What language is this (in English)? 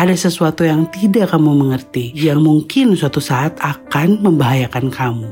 Indonesian